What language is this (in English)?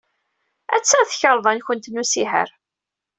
Kabyle